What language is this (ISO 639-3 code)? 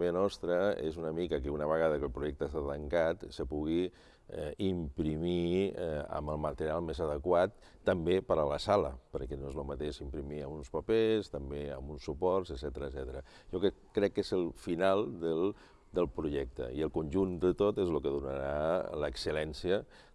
cat